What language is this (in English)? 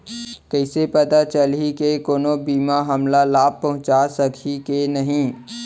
Chhattisgarhi